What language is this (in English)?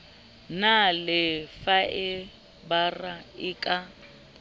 Southern Sotho